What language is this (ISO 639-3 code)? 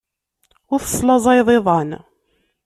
kab